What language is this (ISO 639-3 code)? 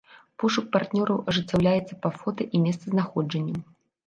bel